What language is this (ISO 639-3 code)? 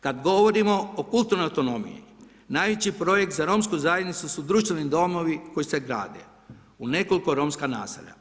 hrv